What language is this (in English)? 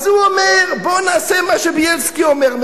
Hebrew